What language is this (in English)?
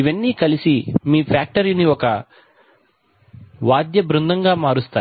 Telugu